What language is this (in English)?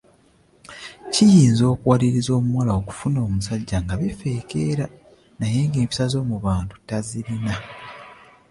Ganda